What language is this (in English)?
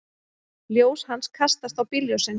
Icelandic